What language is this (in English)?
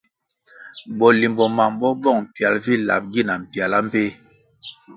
Kwasio